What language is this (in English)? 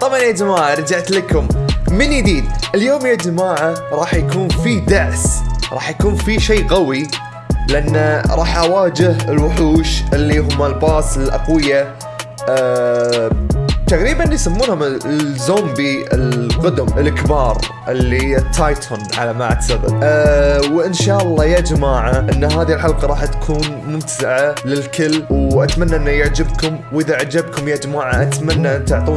Arabic